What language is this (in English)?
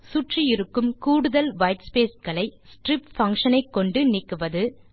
Tamil